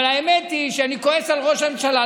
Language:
Hebrew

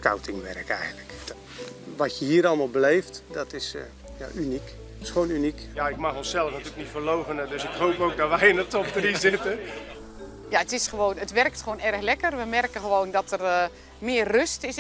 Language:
Dutch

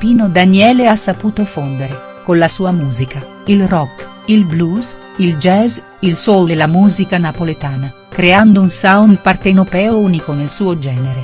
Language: Italian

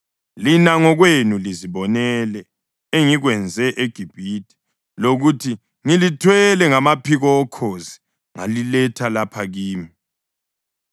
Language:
North Ndebele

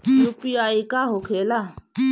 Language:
Bhojpuri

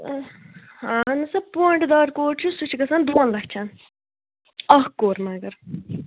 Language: Kashmiri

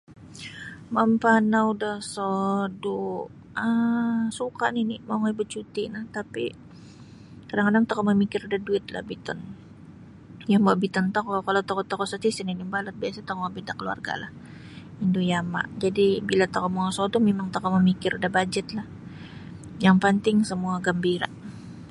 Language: Sabah Bisaya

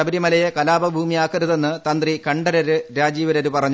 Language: Malayalam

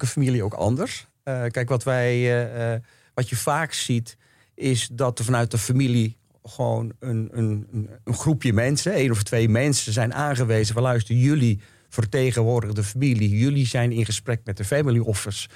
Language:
Dutch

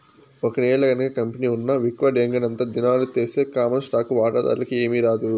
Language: Telugu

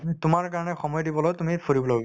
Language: Assamese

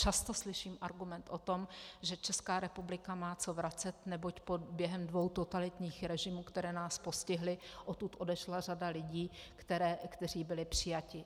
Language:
Czech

